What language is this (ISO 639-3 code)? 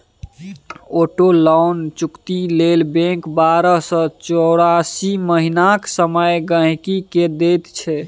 mai